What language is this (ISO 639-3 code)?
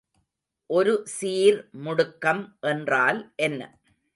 tam